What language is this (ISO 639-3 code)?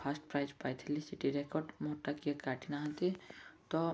ori